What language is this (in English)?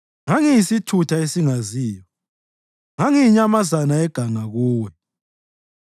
North Ndebele